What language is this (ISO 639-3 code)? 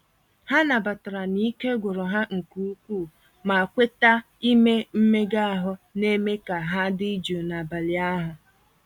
ibo